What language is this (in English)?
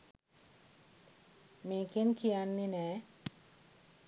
Sinhala